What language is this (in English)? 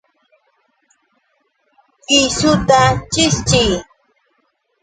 Yauyos Quechua